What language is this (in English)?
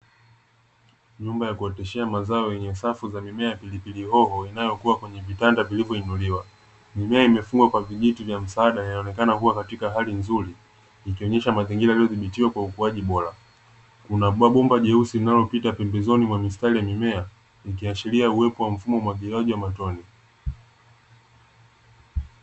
Swahili